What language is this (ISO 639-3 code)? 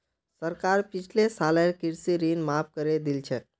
mag